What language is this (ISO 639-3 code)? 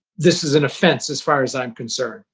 eng